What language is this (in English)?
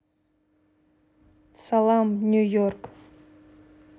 Russian